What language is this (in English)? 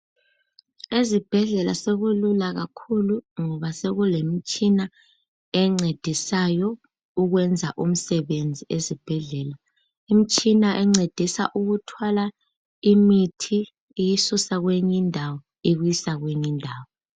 North Ndebele